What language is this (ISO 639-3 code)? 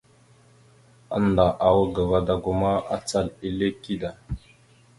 mxu